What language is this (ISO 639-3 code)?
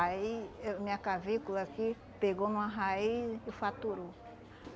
por